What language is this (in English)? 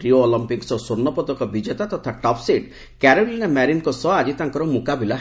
Odia